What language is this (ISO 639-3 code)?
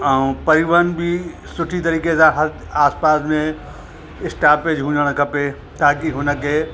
snd